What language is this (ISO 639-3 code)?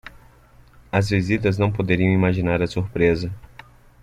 por